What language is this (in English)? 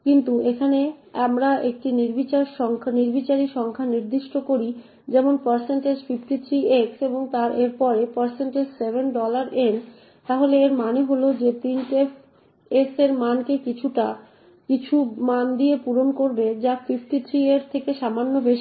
Bangla